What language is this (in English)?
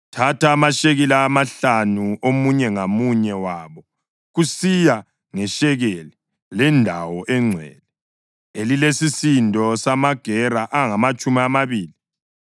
North Ndebele